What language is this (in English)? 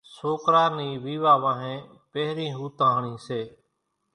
Kachi Koli